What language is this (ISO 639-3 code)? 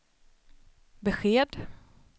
swe